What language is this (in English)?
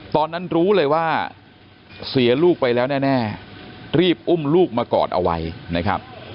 Thai